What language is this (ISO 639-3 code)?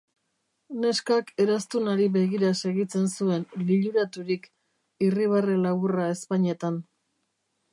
eus